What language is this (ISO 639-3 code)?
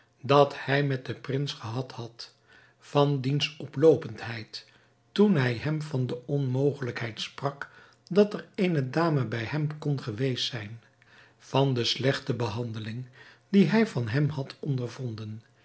nld